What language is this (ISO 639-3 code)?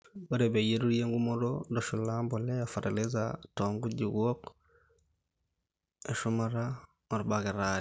mas